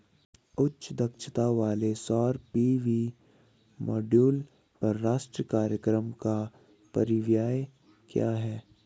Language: Hindi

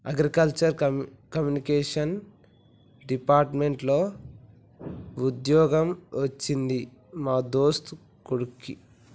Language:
Telugu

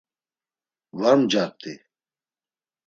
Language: Laz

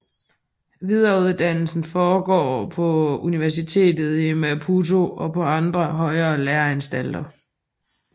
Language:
Danish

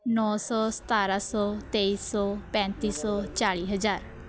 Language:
Punjabi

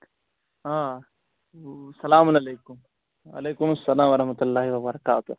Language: Kashmiri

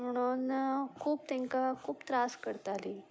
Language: Konkani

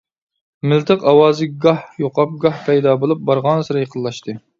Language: Uyghur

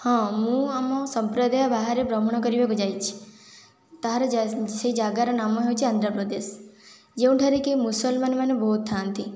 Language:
Odia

